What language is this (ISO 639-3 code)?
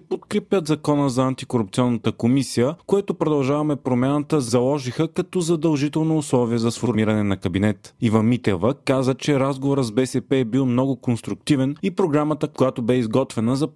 bul